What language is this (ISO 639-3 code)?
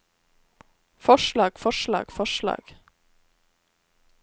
nor